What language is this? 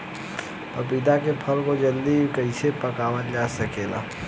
Bhojpuri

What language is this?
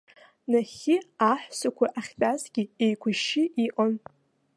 Abkhazian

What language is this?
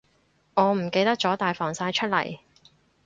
Cantonese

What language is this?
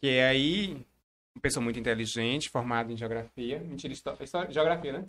Portuguese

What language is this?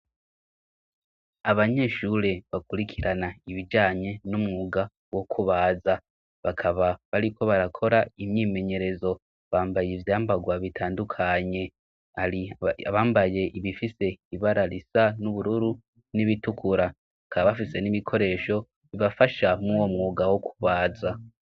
Rundi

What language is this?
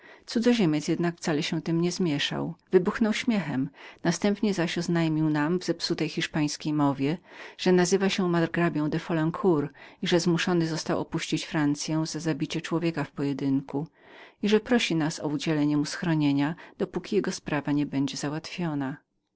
Polish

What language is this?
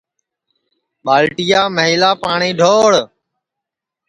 Sansi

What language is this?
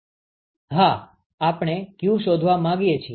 Gujarati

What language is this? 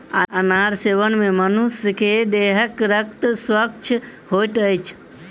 Maithili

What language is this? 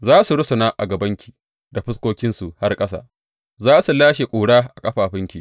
Hausa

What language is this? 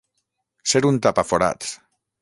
Catalan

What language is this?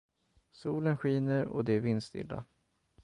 Swedish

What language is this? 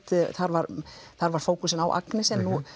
Icelandic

